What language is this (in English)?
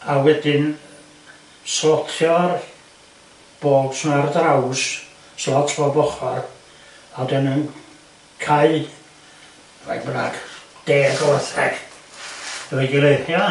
Welsh